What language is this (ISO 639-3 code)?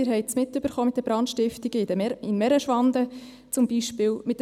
gsw